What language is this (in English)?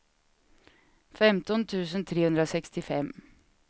Swedish